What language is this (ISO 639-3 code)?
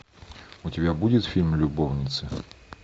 rus